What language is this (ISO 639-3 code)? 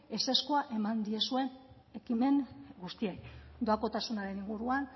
eus